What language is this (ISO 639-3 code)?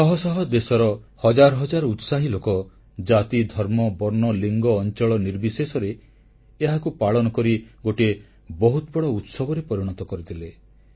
ori